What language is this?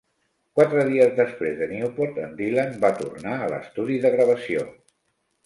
Catalan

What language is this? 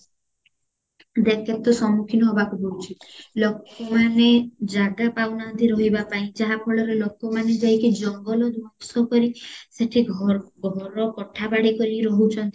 Odia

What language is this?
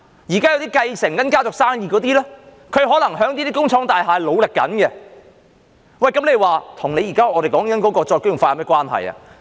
Cantonese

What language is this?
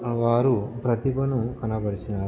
Telugu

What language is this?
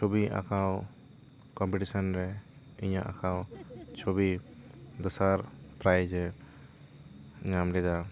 Santali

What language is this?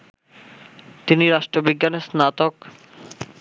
Bangla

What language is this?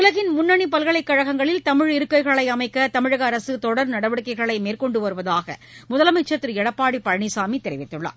Tamil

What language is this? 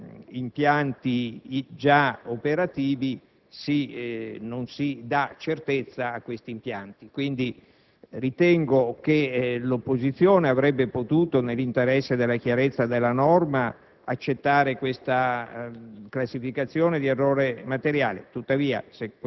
Italian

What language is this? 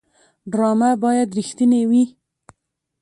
Pashto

